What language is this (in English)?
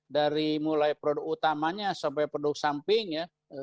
Indonesian